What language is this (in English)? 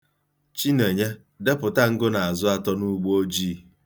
Igbo